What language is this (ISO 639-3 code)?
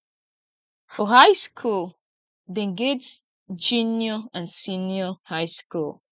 pcm